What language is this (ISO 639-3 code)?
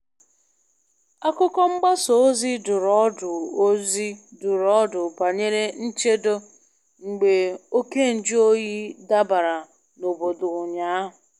ibo